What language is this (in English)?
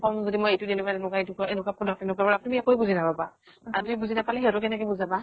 Assamese